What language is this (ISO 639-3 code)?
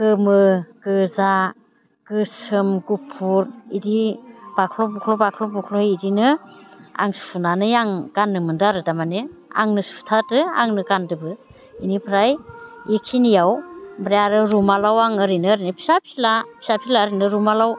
brx